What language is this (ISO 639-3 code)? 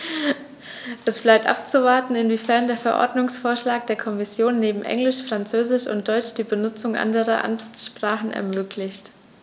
deu